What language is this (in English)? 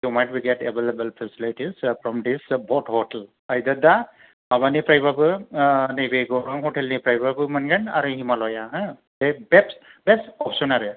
Bodo